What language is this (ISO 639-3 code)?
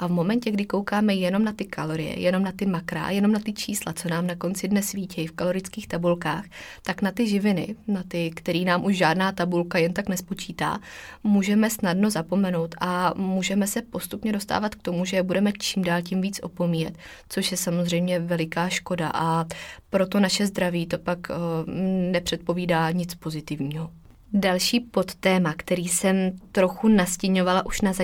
ces